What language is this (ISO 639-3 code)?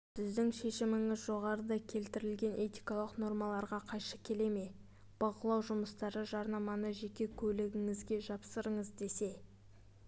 kaz